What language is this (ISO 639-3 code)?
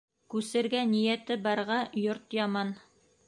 bak